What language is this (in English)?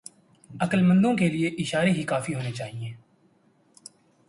Urdu